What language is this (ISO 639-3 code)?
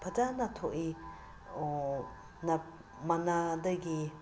mni